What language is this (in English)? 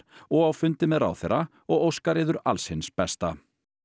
Icelandic